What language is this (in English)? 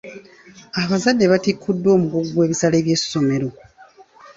Ganda